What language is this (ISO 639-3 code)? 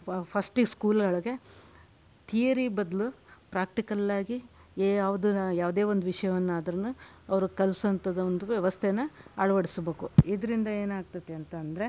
kan